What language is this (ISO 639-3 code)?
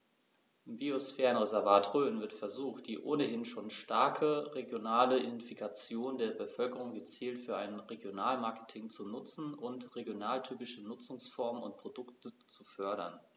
deu